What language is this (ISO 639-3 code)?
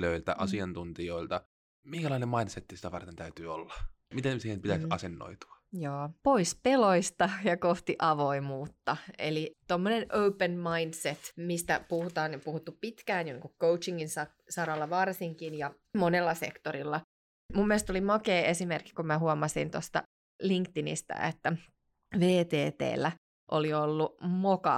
fin